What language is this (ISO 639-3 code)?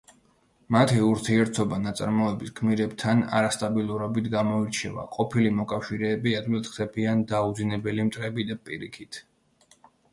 kat